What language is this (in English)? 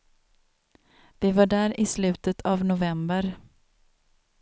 Swedish